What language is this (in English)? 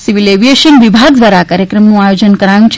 Gujarati